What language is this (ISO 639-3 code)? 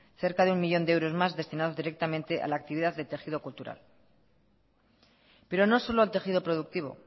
spa